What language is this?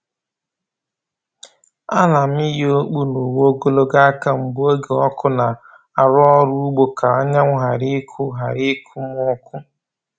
Igbo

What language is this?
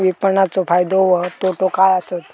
Marathi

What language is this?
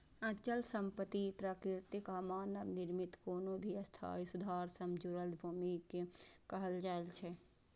Maithili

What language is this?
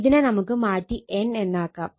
Malayalam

